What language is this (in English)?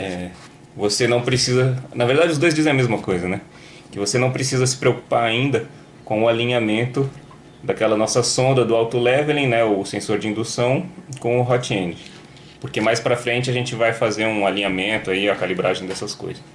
Portuguese